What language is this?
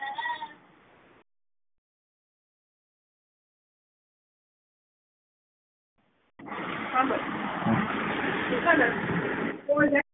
Gujarati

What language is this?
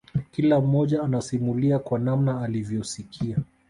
Swahili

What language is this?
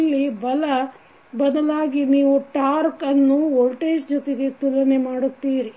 Kannada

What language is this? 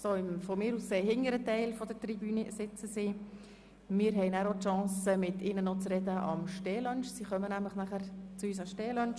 Swiss German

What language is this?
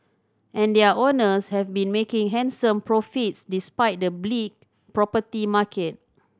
English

